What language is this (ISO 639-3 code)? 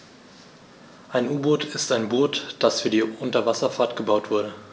deu